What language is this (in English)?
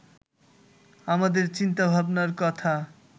Bangla